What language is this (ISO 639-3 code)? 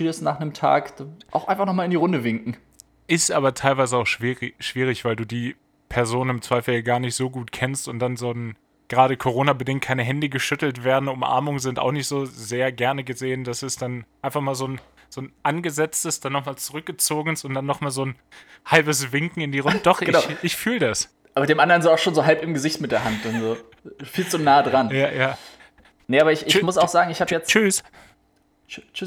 deu